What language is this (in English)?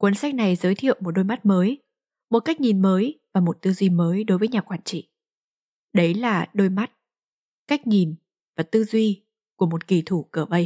Vietnamese